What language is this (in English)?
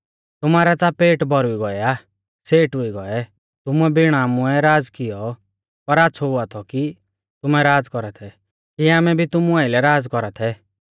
Mahasu Pahari